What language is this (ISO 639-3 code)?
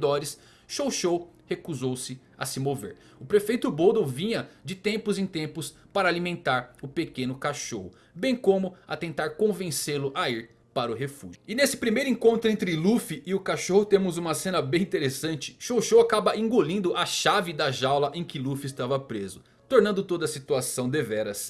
por